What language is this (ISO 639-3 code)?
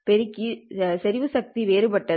tam